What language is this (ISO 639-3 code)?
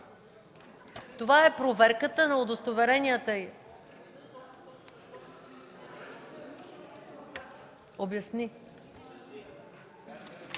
bul